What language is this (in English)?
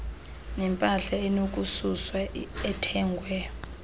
Xhosa